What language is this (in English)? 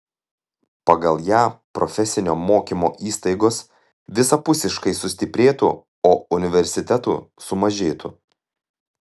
Lithuanian